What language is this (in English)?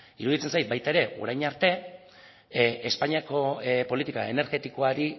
Basque